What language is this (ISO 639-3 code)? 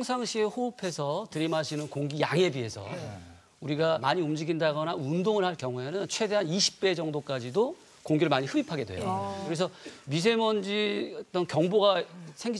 kor